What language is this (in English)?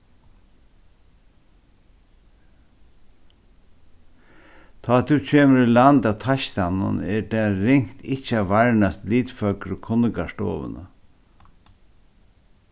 Faroese